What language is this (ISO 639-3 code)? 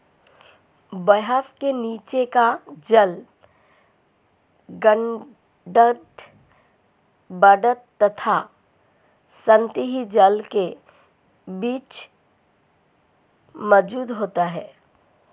hin